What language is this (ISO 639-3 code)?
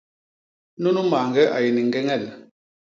bas